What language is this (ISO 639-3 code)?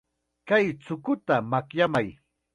qxa